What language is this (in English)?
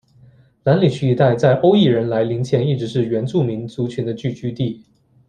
Chinese